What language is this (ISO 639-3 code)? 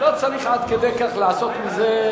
heb